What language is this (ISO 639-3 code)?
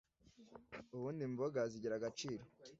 kin